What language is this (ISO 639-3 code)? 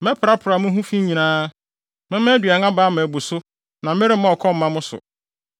aka